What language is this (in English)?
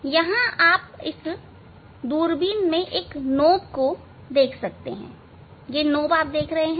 Hindi